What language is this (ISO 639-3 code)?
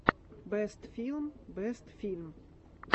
rus